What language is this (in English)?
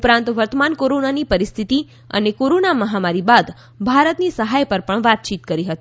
Gujarati